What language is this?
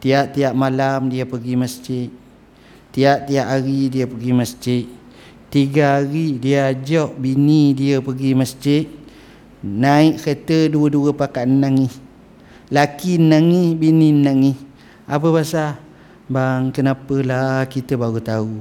Malay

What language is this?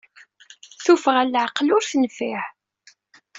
Kabyle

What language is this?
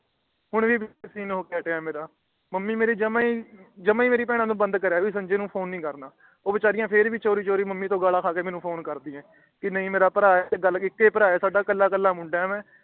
Punjabi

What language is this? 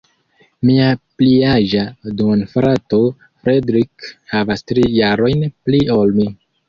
Esperanto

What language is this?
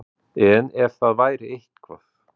Icelandic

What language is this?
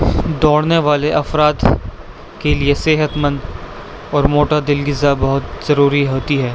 Urdu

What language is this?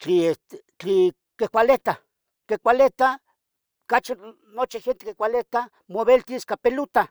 Tetelcingo Nahuatl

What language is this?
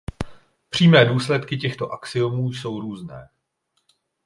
Czech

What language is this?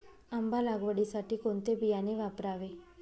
Marathi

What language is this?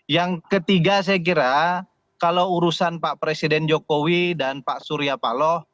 Indonesian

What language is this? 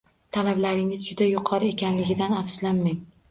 Uzbek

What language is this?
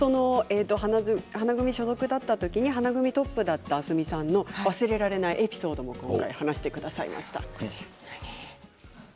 Japanese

